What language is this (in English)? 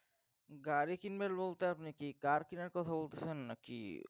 Bangla